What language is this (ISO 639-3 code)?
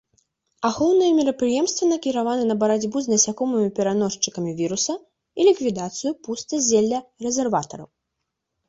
bel